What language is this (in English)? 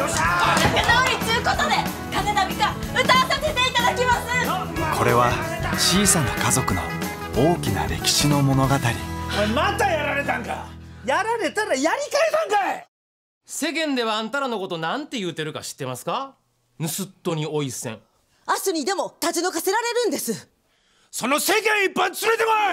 Japanese